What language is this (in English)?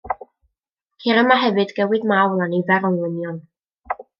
Welsh